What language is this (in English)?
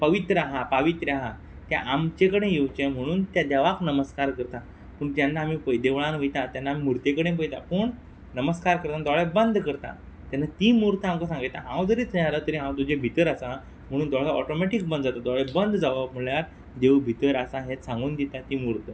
Konkani